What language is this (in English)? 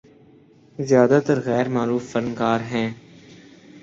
Urdu